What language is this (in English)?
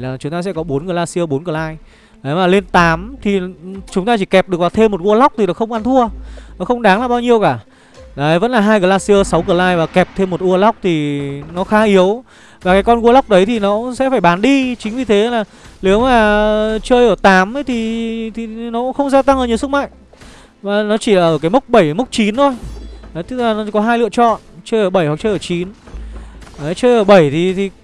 Vietnamese